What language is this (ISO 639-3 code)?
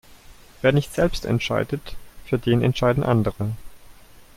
deu